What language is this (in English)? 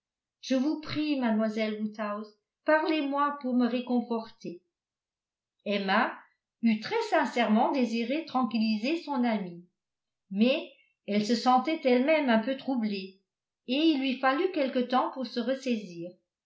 French